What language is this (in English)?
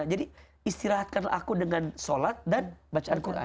Indonesian